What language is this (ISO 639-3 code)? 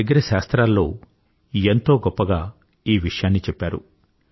tel